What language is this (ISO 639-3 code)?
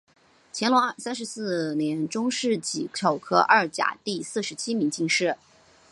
zho